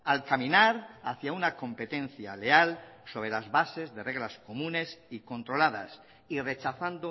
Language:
Spanish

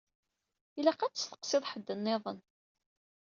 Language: Kabyle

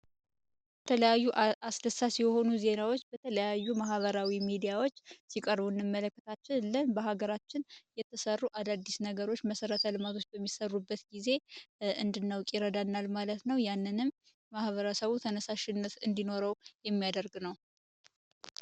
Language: Amharic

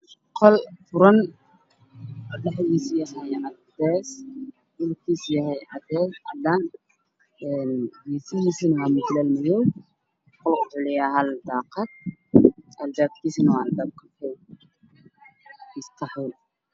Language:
Somali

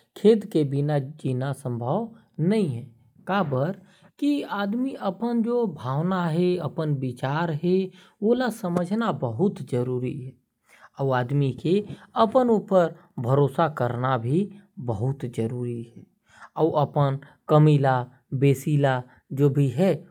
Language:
Korwa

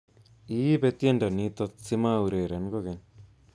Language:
Kalenjin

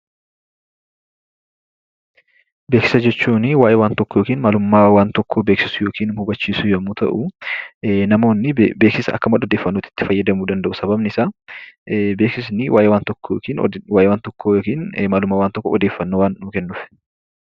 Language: Oromo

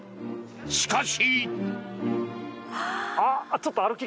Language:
Japanese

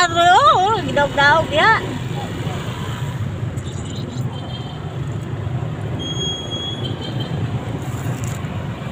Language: Indonesian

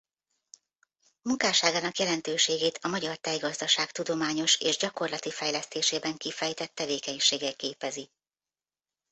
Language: Hungarian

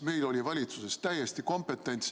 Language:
Estonian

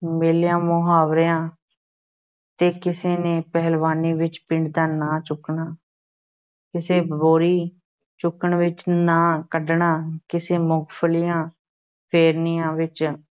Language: Punjabi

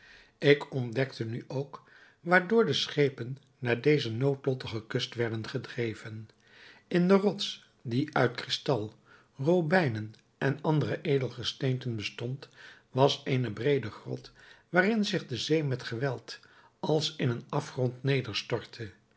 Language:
Dutch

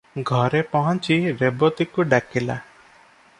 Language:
Odia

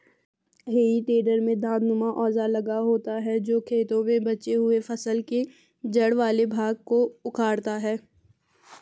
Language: Hindi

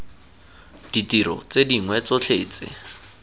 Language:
Tswana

